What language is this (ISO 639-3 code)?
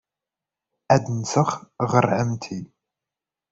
kab